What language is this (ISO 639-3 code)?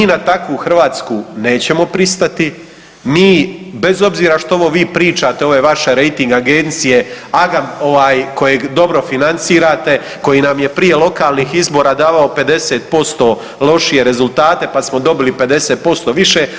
hrv